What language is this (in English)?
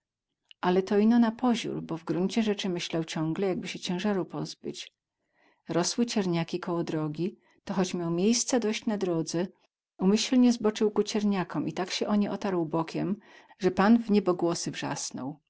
Polish